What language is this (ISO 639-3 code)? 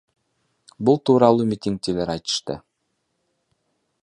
kir